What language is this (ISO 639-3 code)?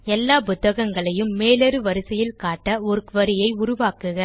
tam